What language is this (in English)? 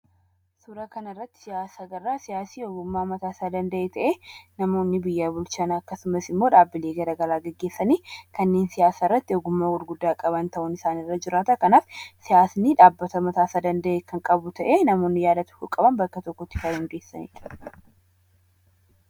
Oromo